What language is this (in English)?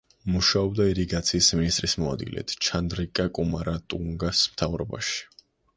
Georgian